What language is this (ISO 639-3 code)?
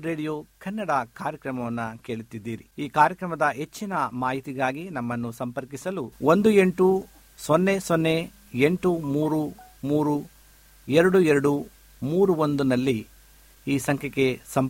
kan